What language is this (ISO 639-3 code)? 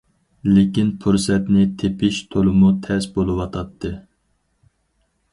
uig